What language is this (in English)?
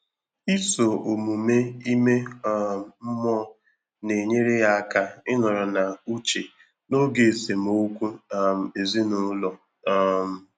Igbo